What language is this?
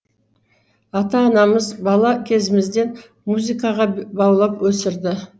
Kazakh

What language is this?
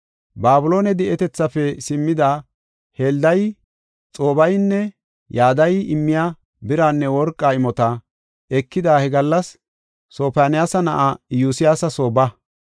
Gofa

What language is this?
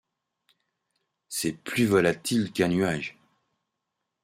French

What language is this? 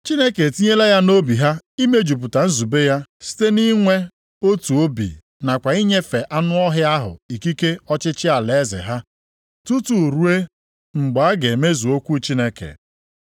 Igbo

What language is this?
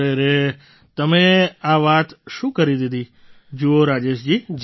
Gujarati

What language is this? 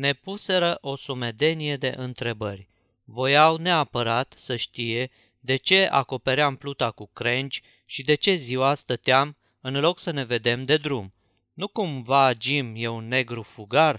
Romanian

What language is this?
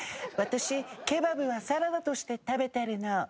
Japanese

